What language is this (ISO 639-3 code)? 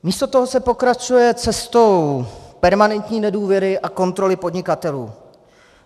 ces